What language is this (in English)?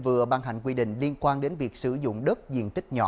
Vietnamese